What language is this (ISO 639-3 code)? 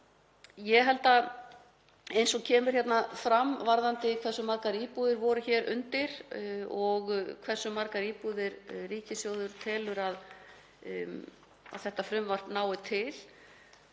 isl